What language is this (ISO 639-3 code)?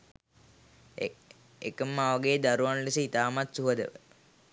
sin